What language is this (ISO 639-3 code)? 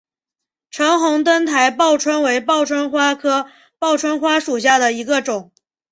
zho